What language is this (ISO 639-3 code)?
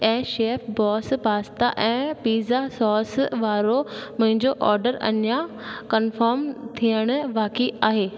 snd